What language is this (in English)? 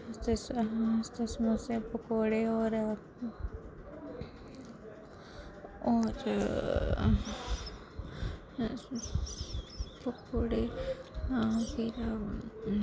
Dogri